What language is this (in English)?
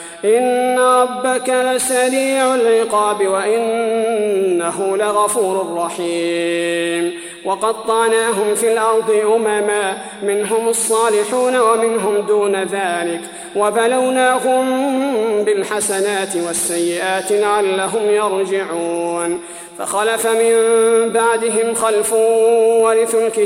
Arabic